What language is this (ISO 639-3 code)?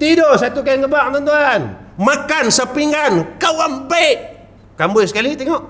msa